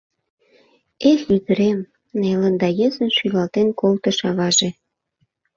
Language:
Mari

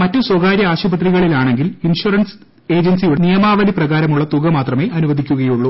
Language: Malayalam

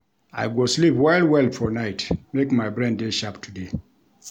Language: Nigerian Pidgin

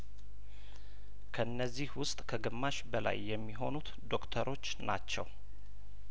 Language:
Amharic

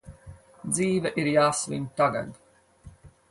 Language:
Latvian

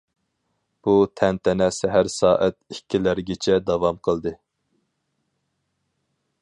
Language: Uyghur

